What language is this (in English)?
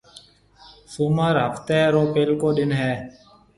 Marwari (Pakistan)